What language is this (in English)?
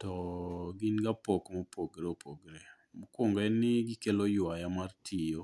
Luo (Kenya and Tanzania)